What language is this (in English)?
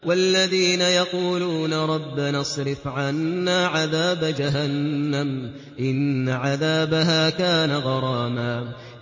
Arabic